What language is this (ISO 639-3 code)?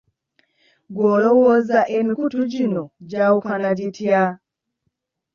lug